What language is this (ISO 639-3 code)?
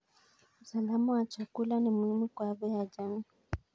kln